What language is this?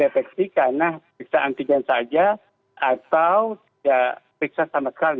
Indonesian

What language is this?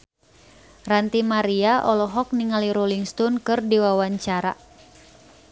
Sundanese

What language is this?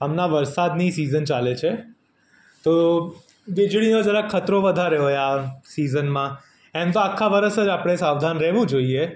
Gujarati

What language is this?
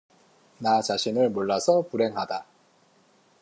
Korean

